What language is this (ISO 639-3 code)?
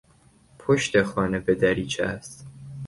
fas